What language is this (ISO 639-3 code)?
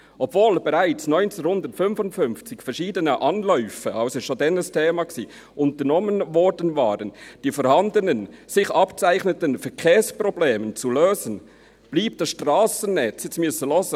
gsw